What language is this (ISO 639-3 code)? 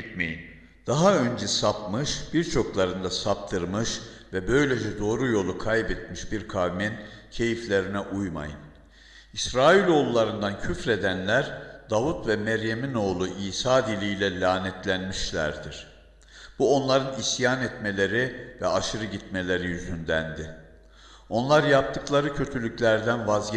tur